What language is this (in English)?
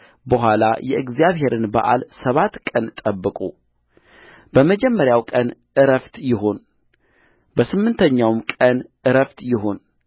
Amharic